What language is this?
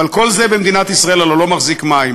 Hebrew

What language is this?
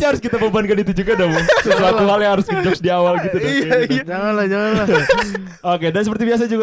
Indonesian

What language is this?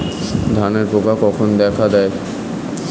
Bangla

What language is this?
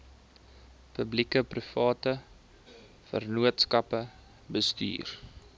Afrikaans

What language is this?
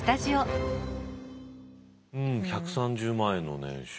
Japanese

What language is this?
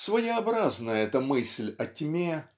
Russian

